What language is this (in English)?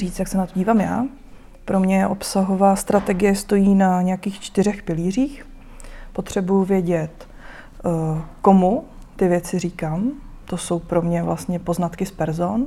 Czech